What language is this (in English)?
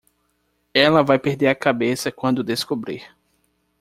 Portuguese